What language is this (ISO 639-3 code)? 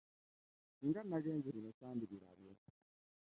lug